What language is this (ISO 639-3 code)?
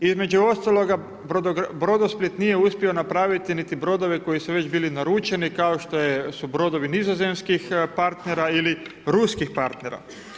hrv